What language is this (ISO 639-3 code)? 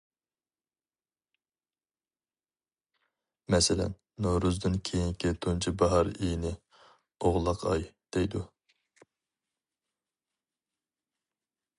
uig